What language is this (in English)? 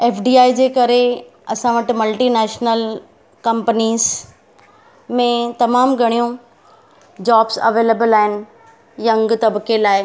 Sindhi